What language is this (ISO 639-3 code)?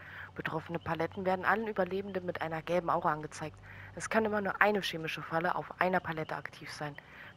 deu